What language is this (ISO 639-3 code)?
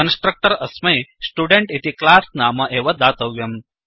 san